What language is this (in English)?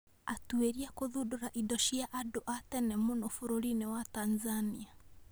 Kikuyu